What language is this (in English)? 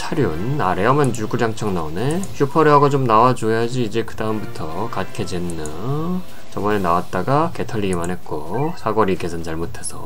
Korean